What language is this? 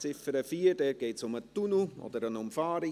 Swiss German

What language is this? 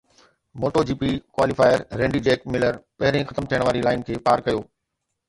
Sindhi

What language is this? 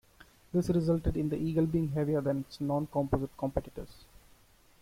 English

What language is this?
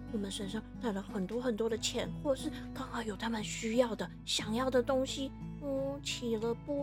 Chinese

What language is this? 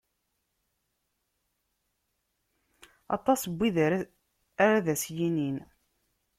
Kabyle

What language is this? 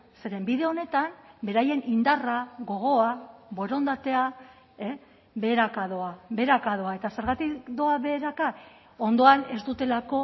Basque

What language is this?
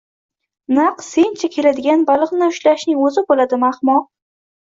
Uzbek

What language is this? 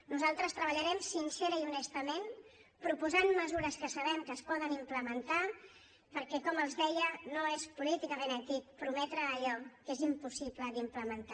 Catalan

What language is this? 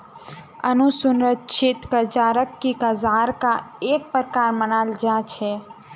Magahi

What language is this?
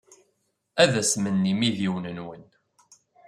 Kabyle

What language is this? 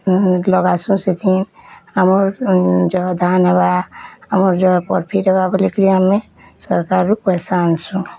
Odia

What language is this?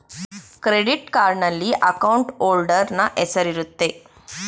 Kannada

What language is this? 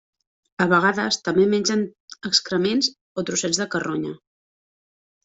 Catalan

